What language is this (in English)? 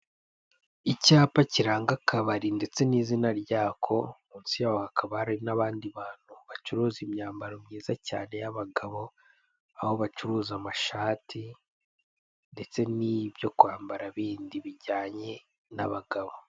Kinyarwanda